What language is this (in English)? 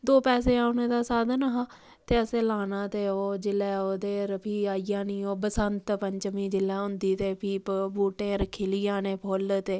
Dogri